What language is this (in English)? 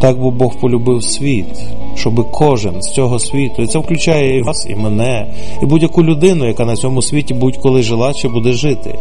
Ukrainian